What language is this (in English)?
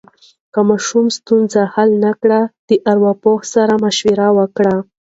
Pashto